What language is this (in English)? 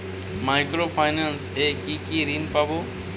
Bangla